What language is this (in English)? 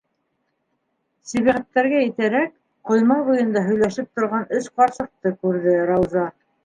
Bashkir